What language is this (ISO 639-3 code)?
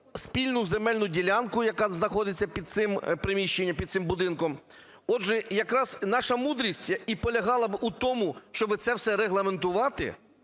ukr